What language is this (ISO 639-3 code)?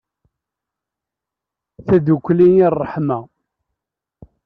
kab